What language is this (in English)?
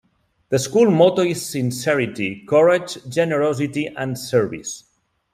English